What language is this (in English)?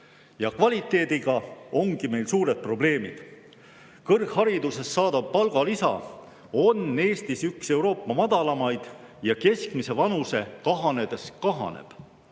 Estonian